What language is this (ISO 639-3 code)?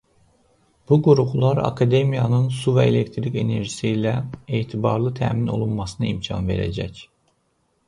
aze